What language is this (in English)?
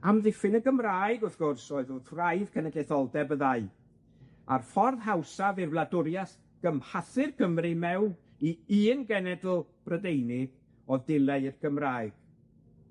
Welsh